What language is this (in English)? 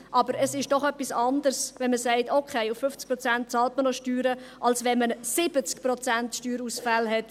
Swiss German